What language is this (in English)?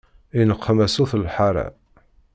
Kabyle